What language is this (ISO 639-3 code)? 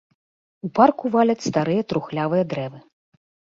bel